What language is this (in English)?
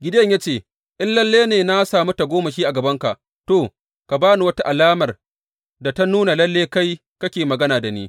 Hausa